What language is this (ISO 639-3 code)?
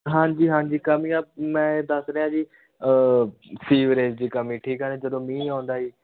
pan